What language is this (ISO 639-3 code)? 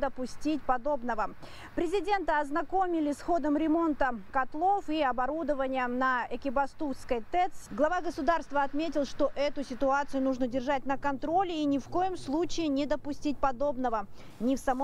rus